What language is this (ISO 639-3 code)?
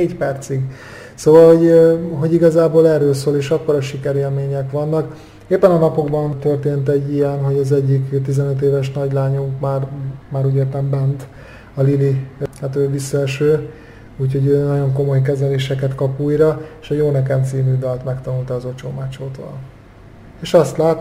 hun